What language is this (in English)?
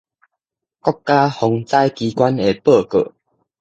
Min Nan Chinese